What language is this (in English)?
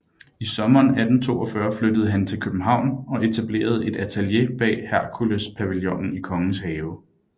Danish